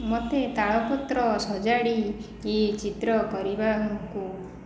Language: Odia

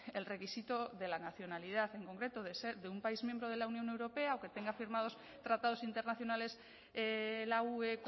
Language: Spanish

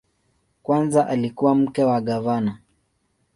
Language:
Swahili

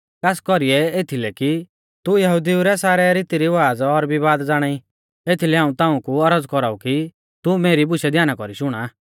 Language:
Mahasu Pahari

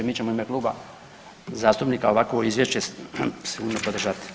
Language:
Croatian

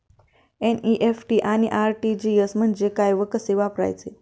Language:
Marathi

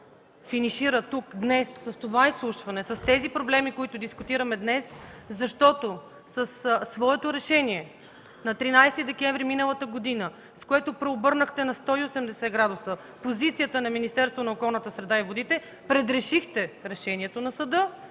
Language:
Bulgarian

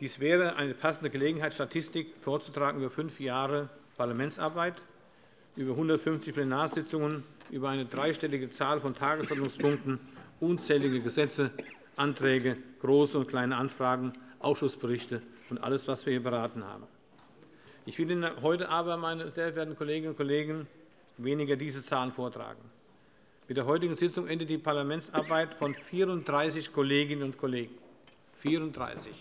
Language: German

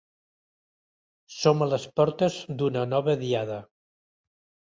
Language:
Catalan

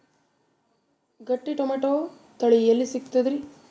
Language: Kannada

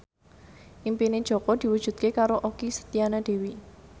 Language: Javanese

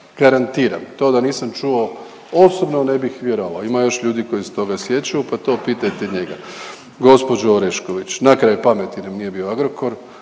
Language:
Croatian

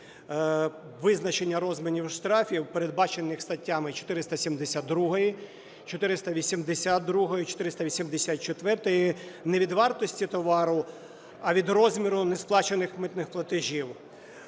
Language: Ukrainian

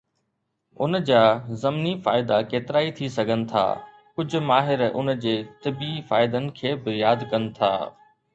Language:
Sindhi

